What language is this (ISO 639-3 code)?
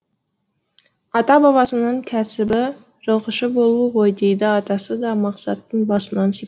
kaz